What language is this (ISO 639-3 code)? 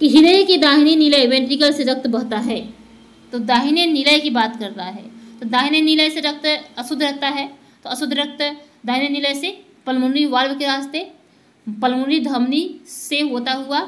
hin